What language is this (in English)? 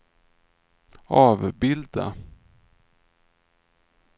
Swedish